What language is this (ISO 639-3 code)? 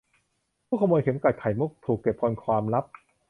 tha